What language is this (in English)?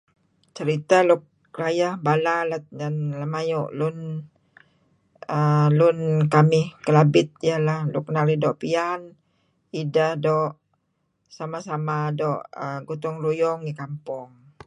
Kelabit